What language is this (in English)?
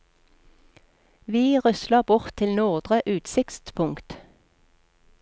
Norwegian